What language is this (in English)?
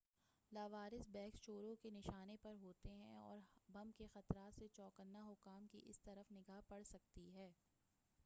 Urdu